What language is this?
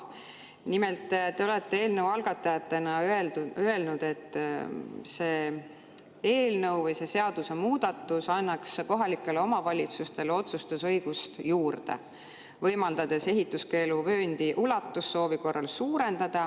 Estonian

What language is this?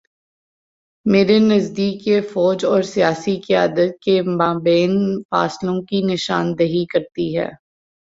Urdu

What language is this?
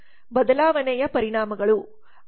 Kannada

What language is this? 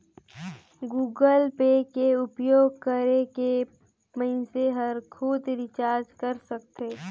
Chhattisgarhi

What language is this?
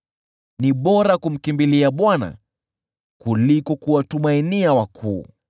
Swahili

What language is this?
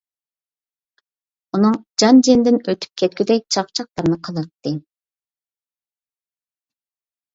Uyghur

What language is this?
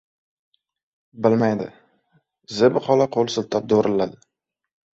Uzbek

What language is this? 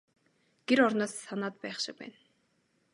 Mongolian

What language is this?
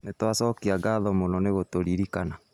Kikuyu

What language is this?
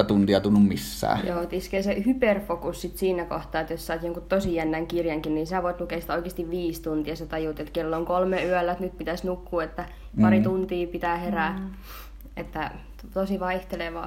Finnish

